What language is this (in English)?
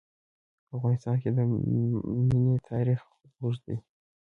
Pashto